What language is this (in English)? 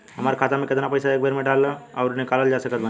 Bhojpuri